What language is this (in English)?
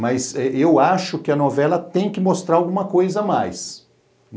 Portuguese